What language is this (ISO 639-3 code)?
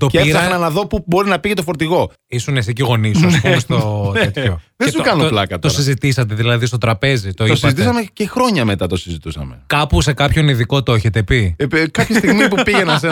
ell